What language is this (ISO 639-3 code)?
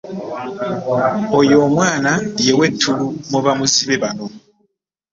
lug